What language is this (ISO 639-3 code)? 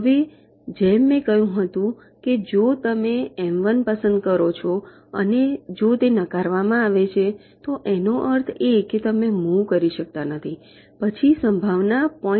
guj